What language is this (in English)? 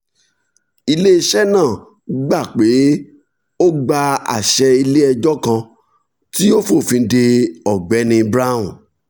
Yoruba